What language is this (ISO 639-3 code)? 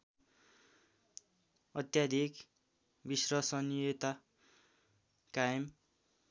nep